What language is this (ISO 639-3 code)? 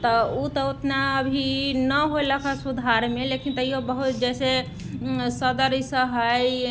mai